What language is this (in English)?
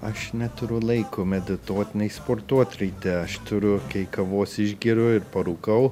Lithuanian